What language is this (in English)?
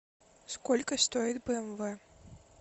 Russian